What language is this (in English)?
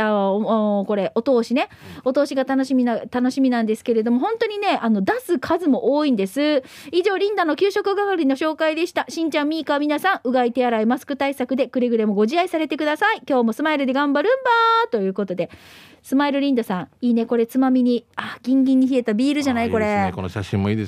Japanese